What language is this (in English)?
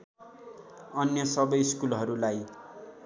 Nepali